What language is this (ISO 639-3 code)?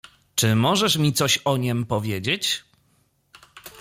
pol